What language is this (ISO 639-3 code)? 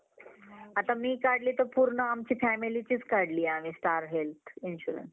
mar